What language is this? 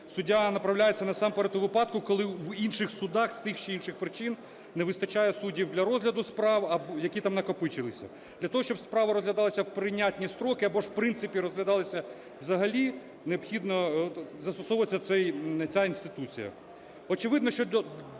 Ukrainian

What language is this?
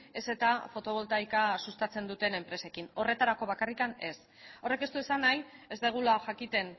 Basque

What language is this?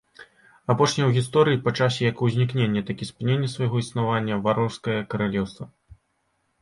Belarusian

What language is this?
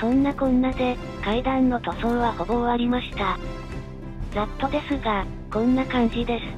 Japanese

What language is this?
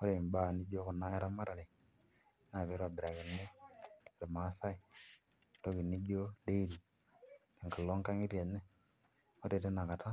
Masai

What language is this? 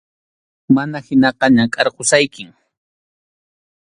Arequipa-La Unión Quechua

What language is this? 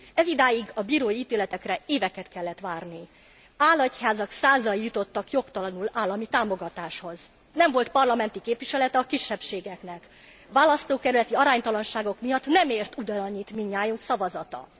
Hungarian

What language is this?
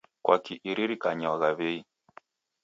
Taita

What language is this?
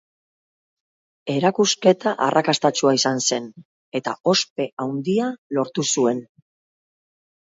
Basque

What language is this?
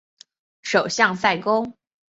Chinese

